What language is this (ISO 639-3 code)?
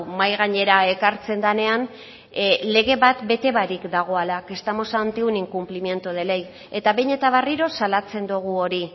eus